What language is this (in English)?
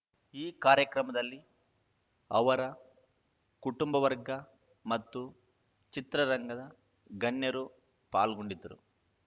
Kannada